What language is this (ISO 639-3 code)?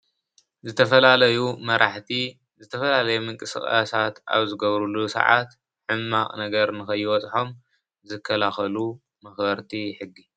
tir